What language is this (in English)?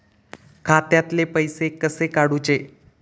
Marathi